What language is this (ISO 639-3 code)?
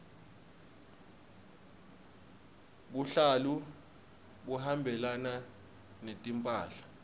ssw